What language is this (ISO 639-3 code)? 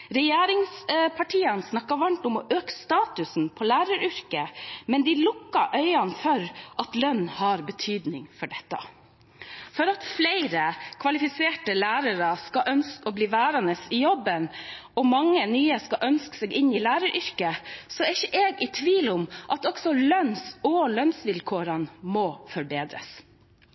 nob